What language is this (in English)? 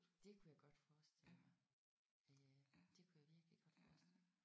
Danish